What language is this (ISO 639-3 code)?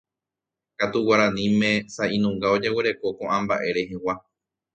grn